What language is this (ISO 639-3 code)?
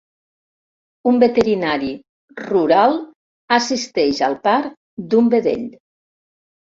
cat